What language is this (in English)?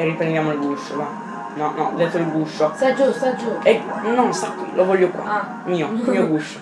Italian